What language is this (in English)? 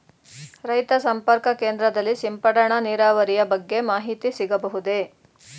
Kannada